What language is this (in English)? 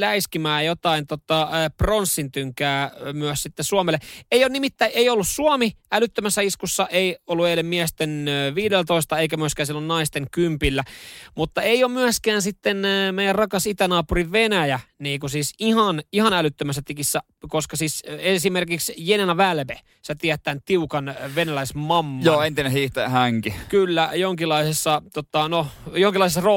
Finnish